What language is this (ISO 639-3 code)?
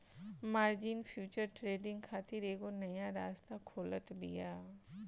bho